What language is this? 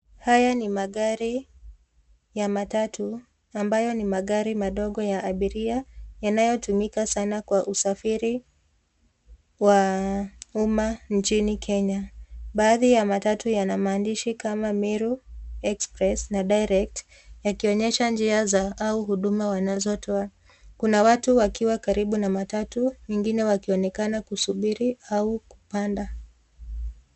Swahili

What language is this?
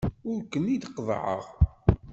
Kabyle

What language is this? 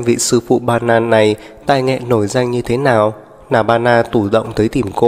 Vietnamese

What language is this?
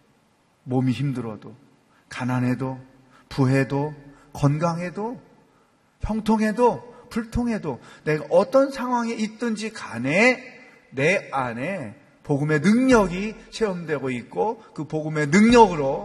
Korean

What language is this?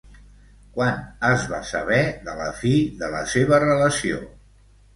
Catalan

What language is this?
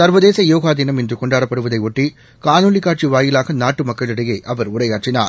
Tamil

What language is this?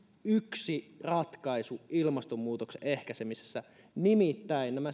Finnish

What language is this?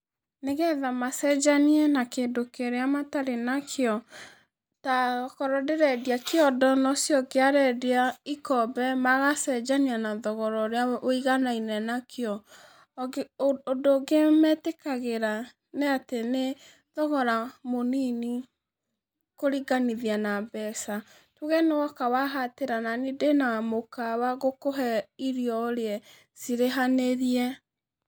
Kikuyu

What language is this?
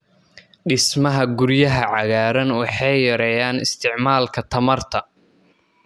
Somali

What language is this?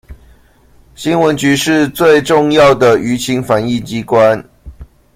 Chinese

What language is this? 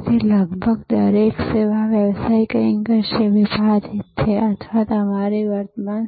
Gujarati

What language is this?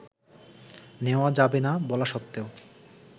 Bangla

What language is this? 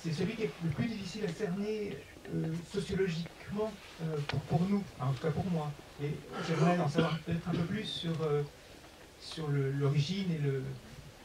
French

